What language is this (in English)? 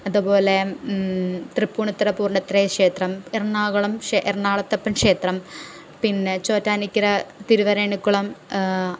Malayalam